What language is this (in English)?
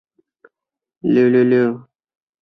Chinese